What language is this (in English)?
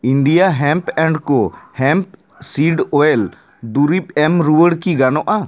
Santali